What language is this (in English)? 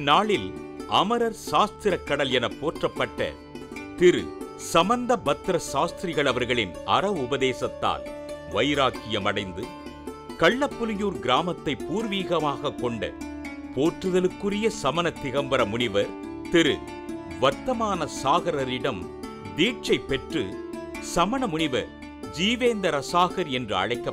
Tamil